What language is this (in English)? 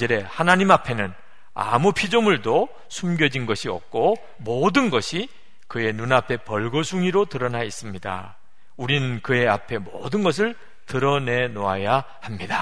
Korean